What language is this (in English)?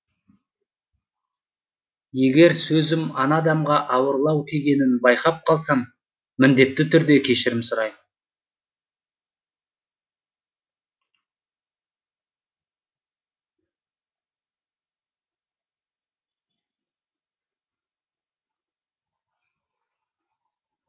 Kazakh